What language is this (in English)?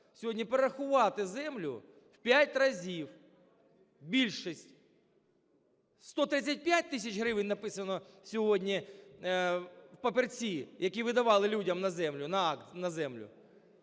Ukrainian